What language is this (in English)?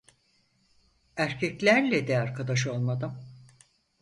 Turkish